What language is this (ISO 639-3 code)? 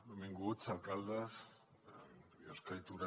cat